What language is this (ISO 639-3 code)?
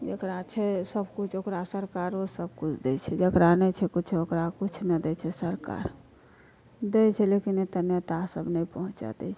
mai